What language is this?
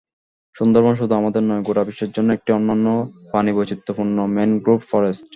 Bangla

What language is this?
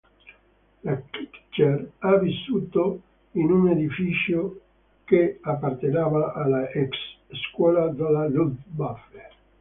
Italian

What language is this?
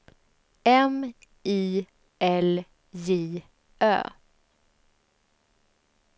Swedish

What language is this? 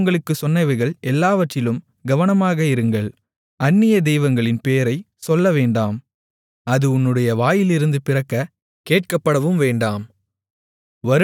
Tamil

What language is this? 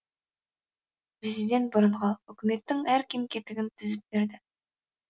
Kazakh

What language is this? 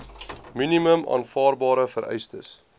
Afrikaans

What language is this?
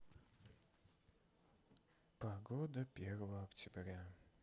Russian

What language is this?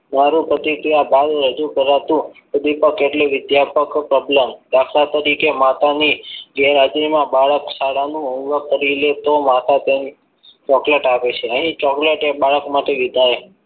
Gujarati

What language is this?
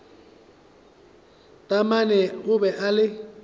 Northern Sotho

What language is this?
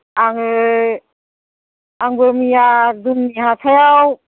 Bodo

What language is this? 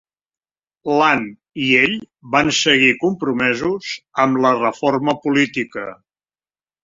Catalan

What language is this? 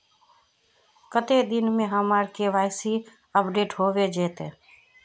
Magahi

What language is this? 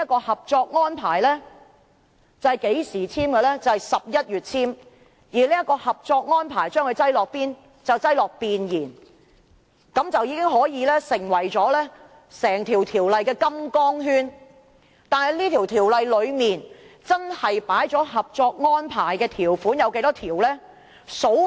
Cantonese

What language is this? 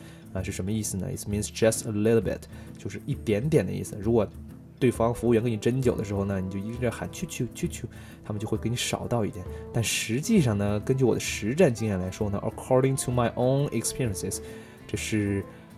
Chinese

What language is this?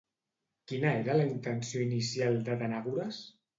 Catalan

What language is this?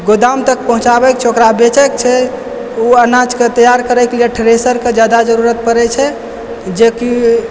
Maithili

